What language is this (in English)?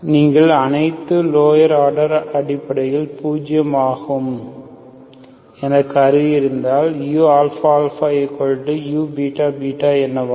Tamil